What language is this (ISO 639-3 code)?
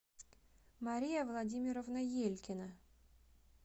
rus